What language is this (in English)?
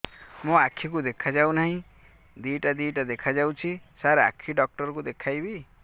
Odia